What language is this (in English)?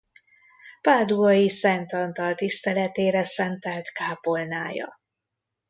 Hungarian